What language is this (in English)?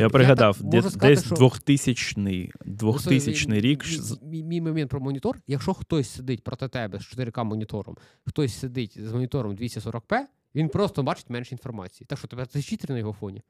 Ukrainian